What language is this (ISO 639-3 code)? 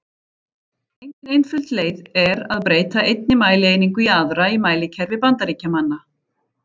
isl